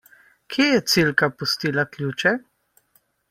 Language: Slovenian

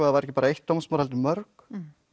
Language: Icelandic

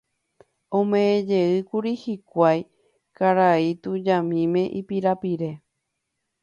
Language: Guarani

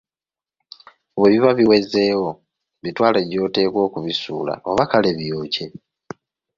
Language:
Ganda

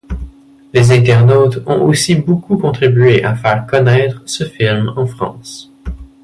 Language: French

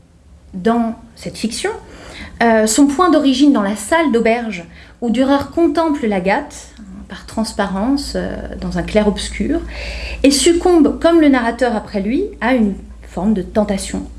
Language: French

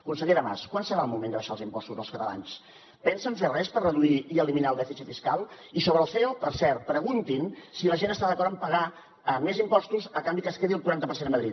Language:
Catalan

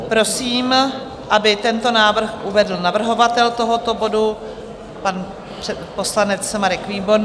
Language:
Czech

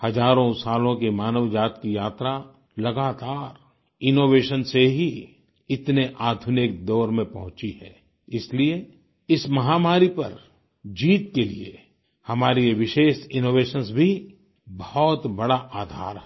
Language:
Hindi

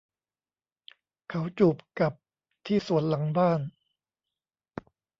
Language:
Thai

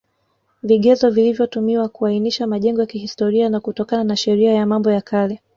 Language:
Swahili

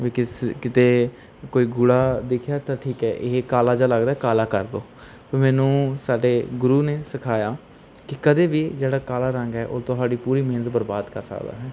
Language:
Punjabi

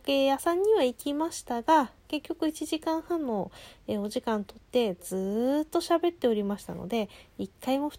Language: Japanese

